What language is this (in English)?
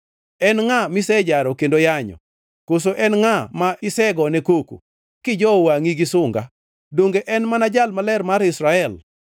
Luo (Kenya and Tanzania)